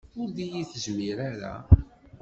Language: Kabyle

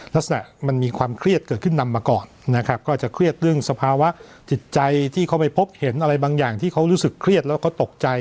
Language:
Thai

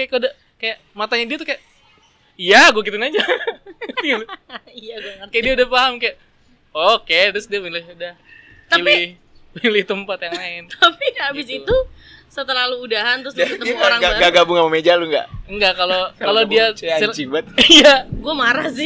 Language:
Indonesian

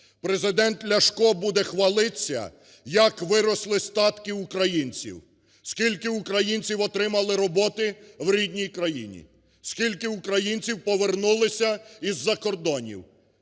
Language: Ukrainian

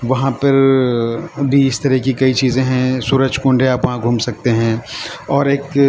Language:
Urdu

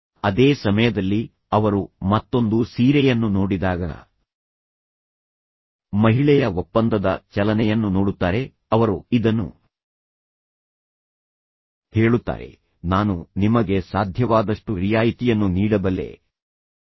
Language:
Kannada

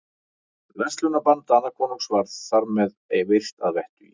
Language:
Icelandic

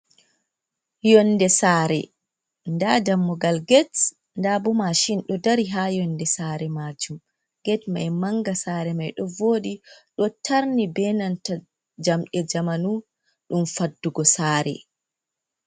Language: Fula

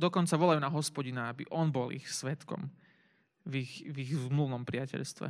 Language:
Slovak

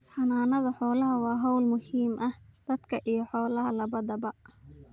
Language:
Somali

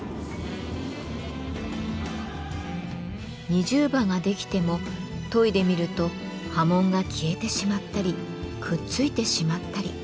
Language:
Japanese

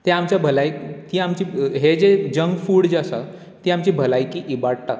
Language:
Konkani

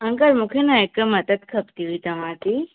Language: Sindhi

